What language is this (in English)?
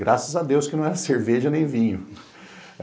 Portuguese